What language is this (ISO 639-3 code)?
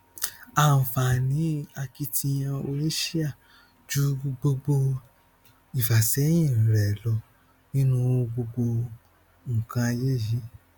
yor